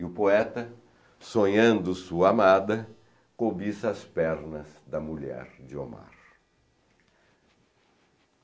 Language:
Portuguese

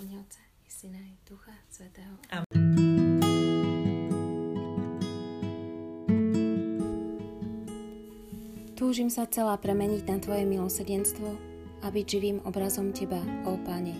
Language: Slovak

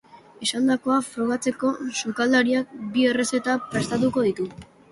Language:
Basque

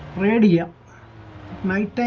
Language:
English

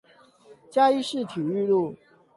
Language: Chinese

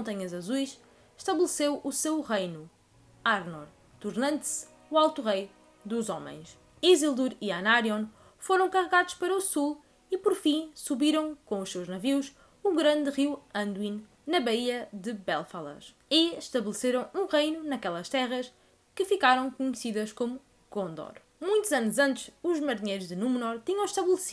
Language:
Portuguese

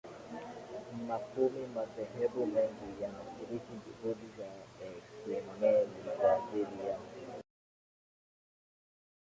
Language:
Swahili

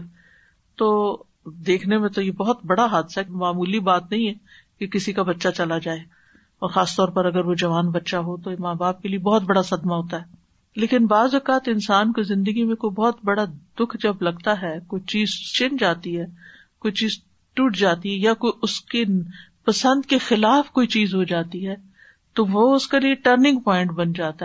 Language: Urdu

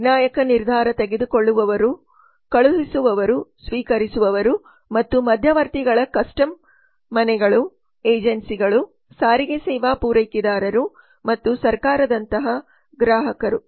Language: Kannada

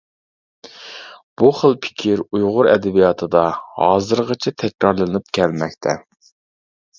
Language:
Uyghur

